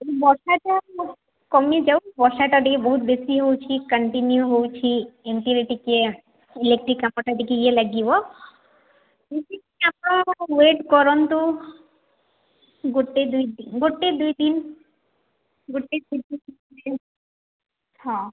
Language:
Odia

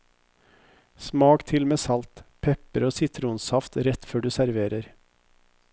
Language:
Norwegian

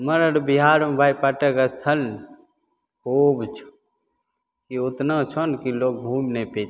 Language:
Maithili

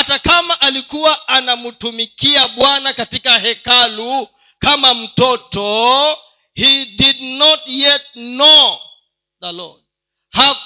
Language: Swahili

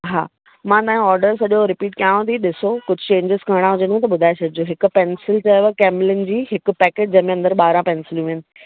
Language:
Sindhi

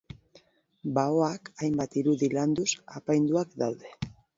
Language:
Basque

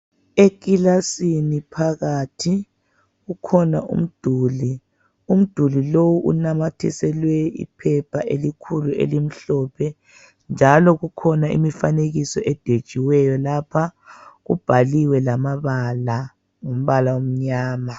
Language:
North Ndebele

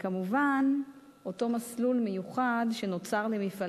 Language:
Hebrew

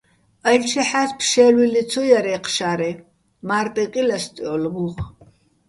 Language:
Bats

